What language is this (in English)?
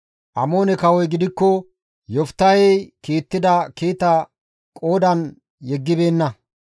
Gamo